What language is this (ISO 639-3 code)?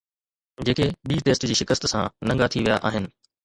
snd